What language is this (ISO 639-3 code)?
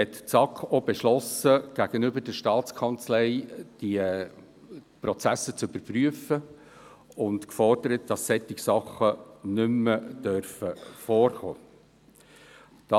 gsw